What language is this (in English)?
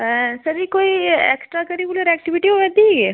Dogri